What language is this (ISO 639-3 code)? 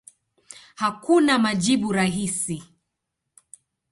swa